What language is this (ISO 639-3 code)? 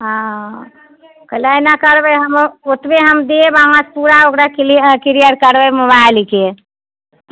mai